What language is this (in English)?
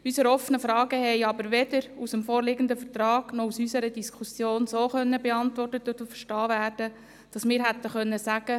Swiss German